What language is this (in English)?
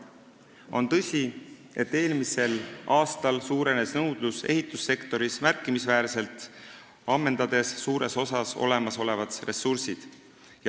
Estonian